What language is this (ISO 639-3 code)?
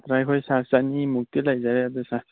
mni